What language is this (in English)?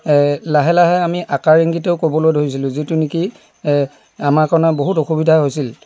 Assamese